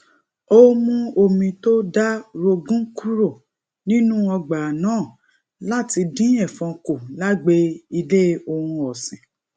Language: Yoruba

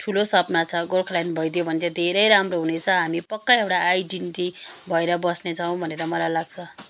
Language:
Nepali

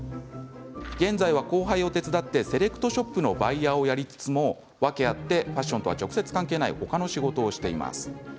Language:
Japanese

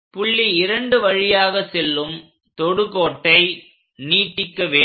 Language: Tamil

